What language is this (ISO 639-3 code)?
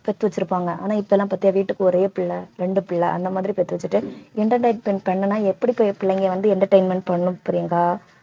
tam